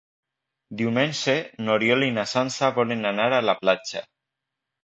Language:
Catalan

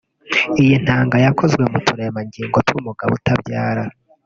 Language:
Kinyarwanda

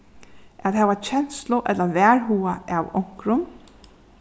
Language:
Faroese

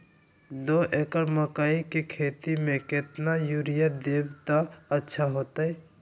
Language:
Magahi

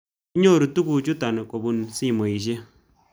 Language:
Kalenjin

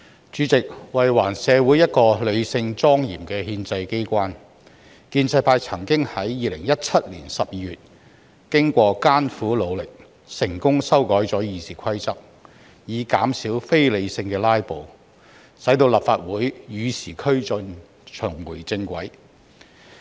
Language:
Cantonese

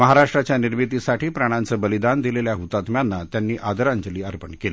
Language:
Marathi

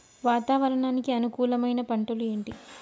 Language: Telugu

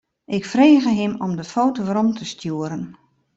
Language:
Western Frisian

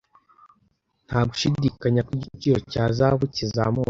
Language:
Kinyarwanda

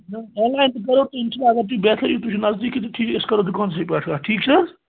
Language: Kashmiri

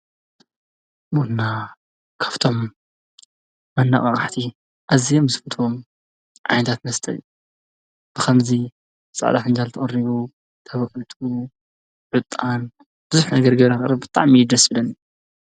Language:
Tigrinya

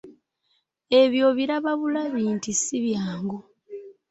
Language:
Ganda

